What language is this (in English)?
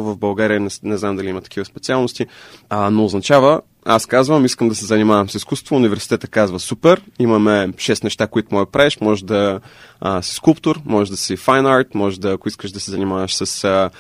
Bulgarian